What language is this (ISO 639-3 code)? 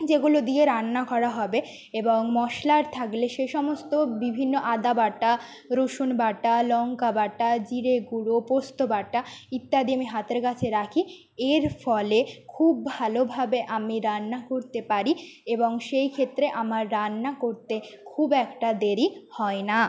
ben